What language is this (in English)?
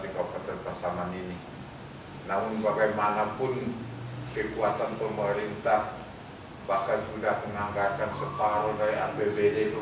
Indonesian